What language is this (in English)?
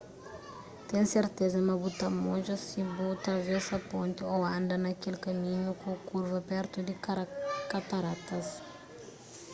Kabuverdianu